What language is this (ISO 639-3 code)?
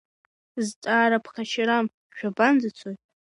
abk